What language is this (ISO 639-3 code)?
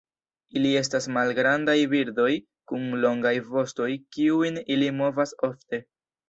epo